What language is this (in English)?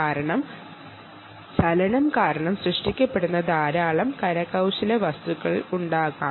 Malayalam